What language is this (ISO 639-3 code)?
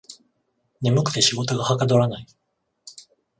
jpn